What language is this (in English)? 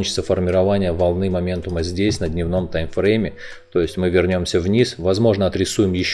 Russian